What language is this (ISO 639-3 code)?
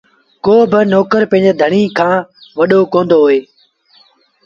sbn